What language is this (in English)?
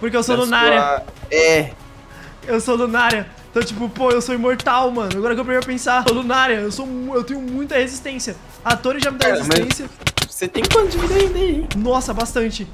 Portuguese